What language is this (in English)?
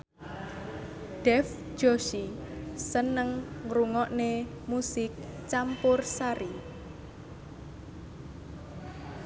Javanese